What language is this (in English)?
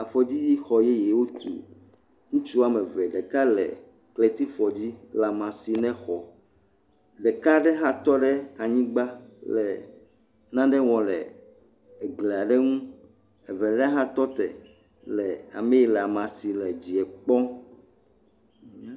Ewe